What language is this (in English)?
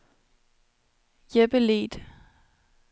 Danish